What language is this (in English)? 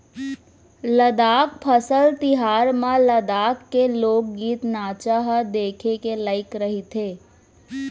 Chhattisgarhi